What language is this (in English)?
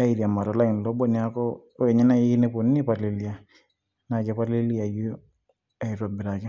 Masai